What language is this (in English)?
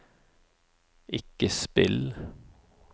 Norwegian